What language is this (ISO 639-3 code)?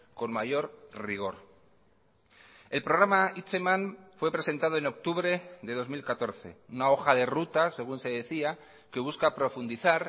spa